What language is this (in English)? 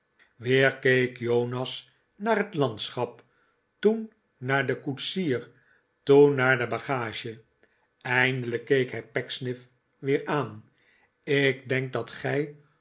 Dutch